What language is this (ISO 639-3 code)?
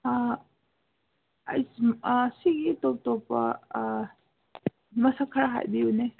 mni